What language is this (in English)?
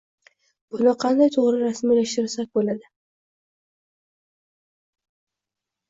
Uzbek